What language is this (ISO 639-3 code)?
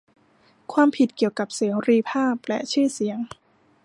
tha